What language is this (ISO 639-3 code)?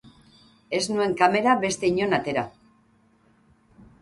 eus